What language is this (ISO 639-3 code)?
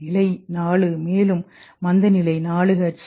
tam